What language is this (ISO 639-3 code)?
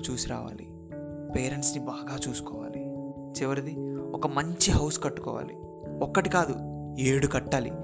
tel